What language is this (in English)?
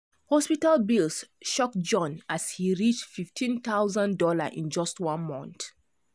Nigerian Pidgin